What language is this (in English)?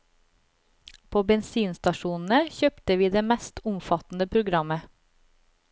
Norwegian